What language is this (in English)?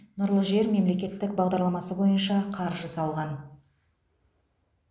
Kazakh